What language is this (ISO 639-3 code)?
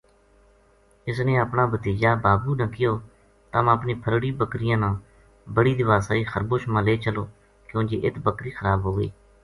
gju